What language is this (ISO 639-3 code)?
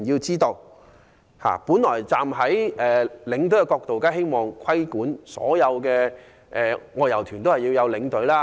yue